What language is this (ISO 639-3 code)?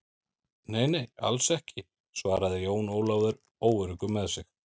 isl